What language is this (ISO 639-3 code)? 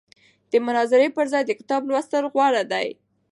pus